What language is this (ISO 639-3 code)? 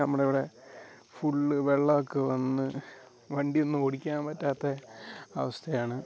mal